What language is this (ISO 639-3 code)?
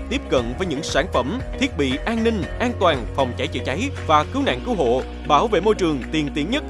vie